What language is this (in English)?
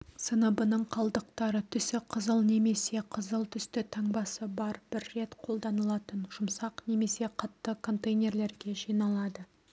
Kazakh